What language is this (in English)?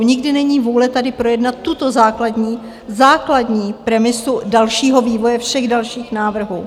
Czech